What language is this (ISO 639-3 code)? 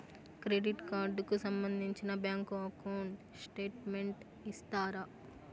tel